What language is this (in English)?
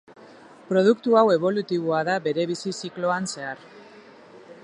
Basque